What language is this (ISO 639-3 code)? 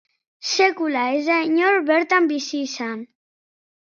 eus